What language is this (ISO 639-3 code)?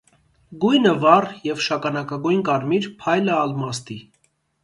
hye